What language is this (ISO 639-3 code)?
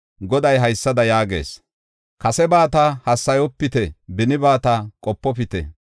gof